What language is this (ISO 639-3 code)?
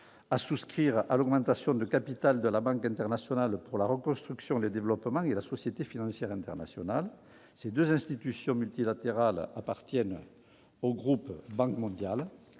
fra